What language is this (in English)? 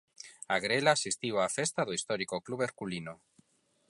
Galician